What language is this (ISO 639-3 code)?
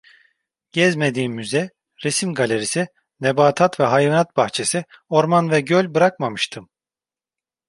tur